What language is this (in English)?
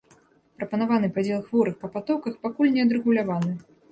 Belarusian